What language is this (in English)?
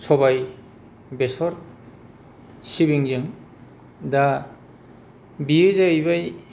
Bodo